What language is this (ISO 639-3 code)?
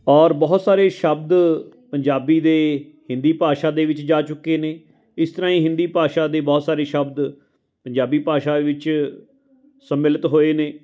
pan